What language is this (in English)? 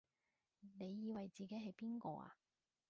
Cantonese